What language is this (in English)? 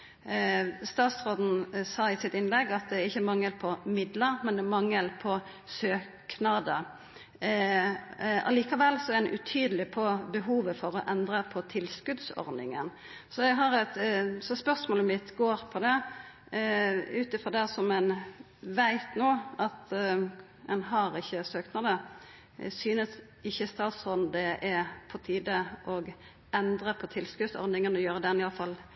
Norwegian Nynorsk